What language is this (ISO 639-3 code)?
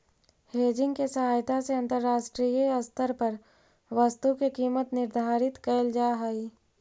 mag